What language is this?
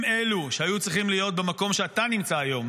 Hebrew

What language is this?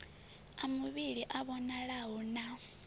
Venda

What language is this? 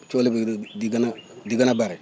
Wolof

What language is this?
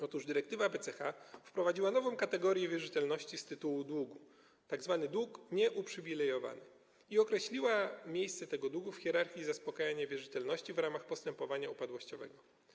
Polish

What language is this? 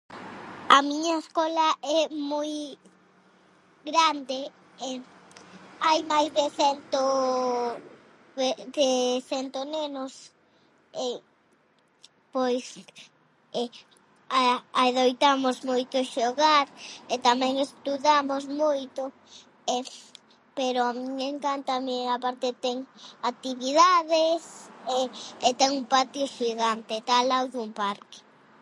Galician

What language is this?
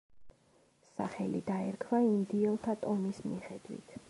Georgian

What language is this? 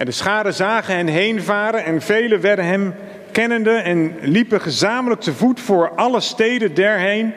Dutch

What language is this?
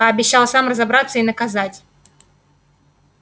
Russian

